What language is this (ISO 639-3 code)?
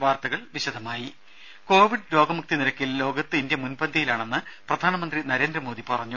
mal